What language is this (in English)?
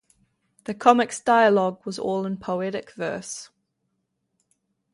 English